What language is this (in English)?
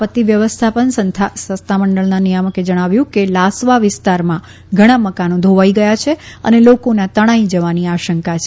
Gujarati